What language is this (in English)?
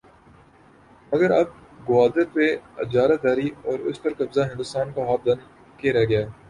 Urdu